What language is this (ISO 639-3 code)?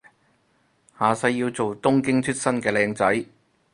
yue